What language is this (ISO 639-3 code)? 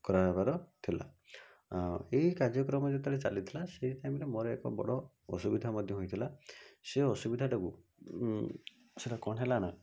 ori